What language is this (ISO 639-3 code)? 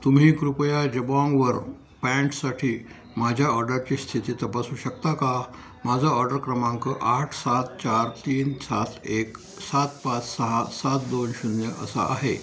mar